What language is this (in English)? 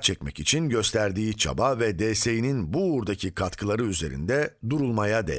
Turkish